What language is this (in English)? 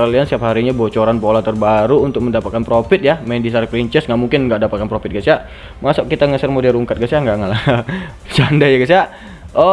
Indonesian